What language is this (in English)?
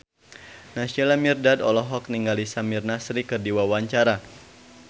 Sundanese